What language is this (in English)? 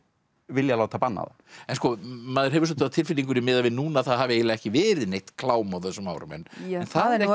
Icelandic